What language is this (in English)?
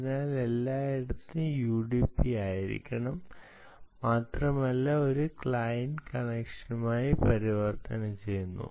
Malayalam